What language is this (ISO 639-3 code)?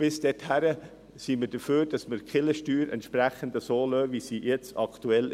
gsw